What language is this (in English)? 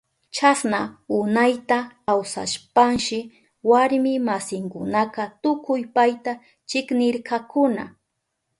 Southern Pastaza Quechua